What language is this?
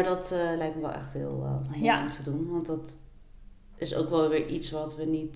Dutch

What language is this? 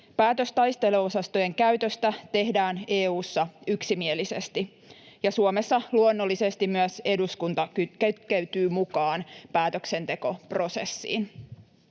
Finnish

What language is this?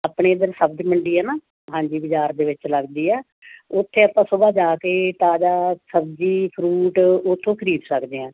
Punjabi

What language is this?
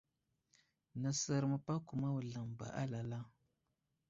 Wuzlam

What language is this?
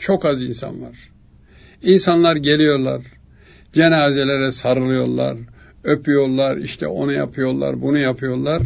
Turkish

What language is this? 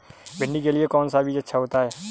Hindi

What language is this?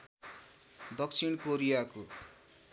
Nepali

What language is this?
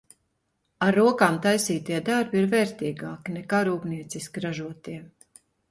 Latvian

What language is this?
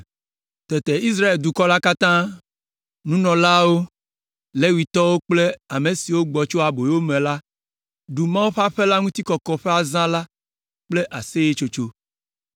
Ewe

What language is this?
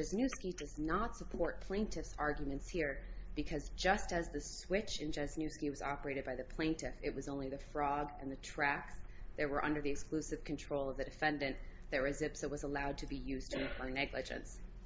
English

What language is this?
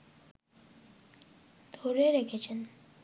Bangla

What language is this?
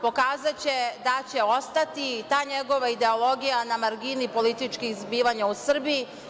Serbian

